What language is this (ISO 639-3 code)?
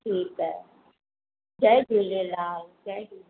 snd